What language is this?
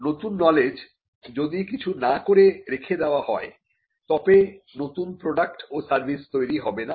Bangla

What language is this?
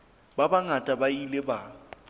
Southern Sotho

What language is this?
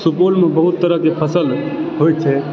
Maithili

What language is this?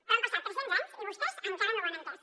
Catalan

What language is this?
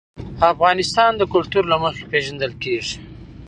Pashto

